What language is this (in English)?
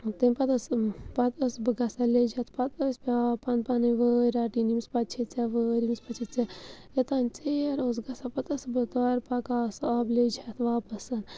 Kashmiri